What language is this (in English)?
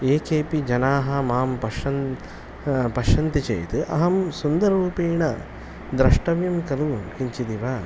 Sanskrit